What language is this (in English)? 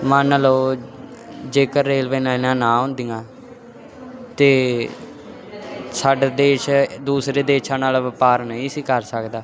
Punjabi